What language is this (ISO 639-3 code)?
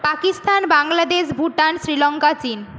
ben